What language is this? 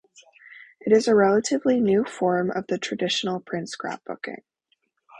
English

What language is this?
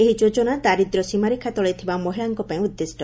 Odia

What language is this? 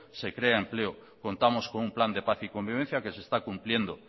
Spanish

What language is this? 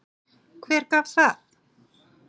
Icelandic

